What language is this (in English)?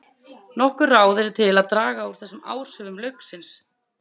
Icelandic